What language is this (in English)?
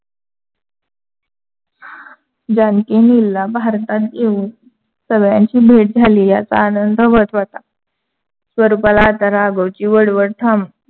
Marathi